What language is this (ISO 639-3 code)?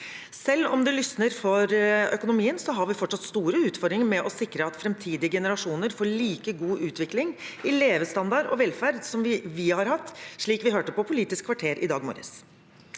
nor